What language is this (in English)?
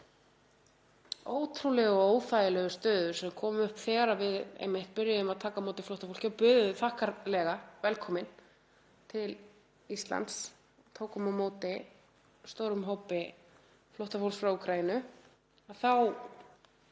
Icelandic